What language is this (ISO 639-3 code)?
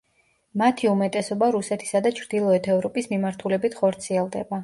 kat